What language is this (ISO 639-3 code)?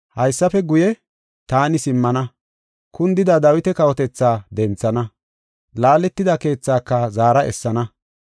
gof